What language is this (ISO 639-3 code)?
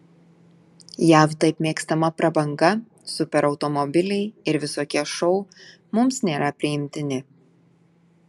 lit